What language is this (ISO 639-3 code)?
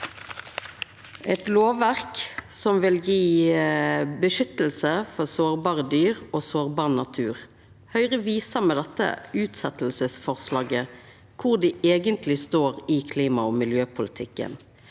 nor